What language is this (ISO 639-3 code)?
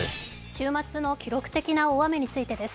jpn